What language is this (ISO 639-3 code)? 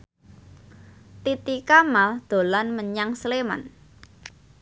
jav